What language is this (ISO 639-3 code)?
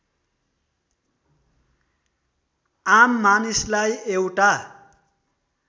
nep